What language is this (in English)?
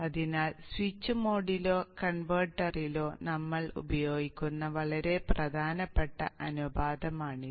Malayalam